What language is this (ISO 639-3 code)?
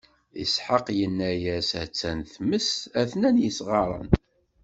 kab